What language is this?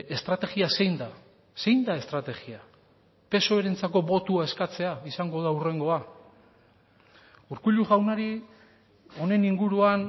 Basque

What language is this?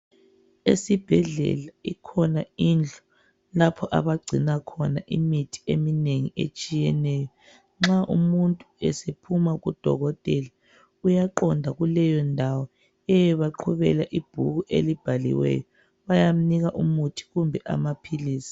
North Ndebele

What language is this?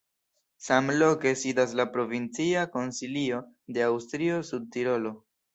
Esperanto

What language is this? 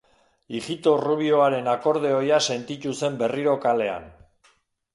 Basque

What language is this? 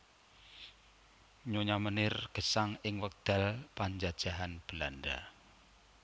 Javanese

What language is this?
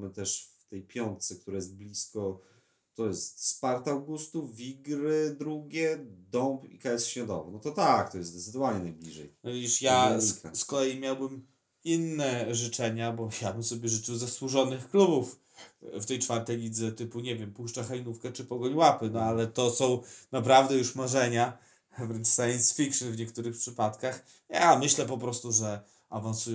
Polish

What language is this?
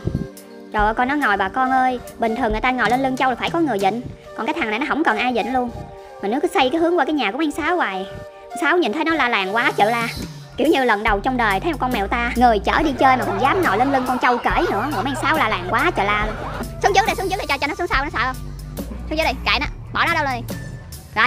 Vietnamese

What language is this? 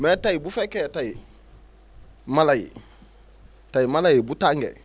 Wolof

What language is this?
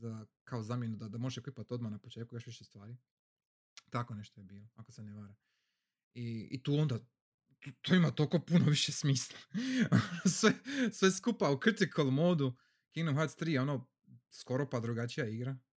Croatian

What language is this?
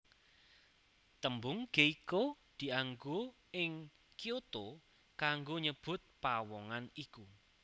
Javanese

